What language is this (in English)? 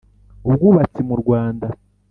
Kinyarwanda